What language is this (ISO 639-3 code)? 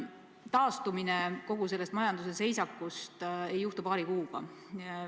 est